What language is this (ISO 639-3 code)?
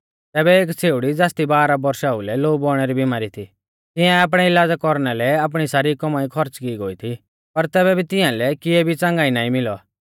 bfz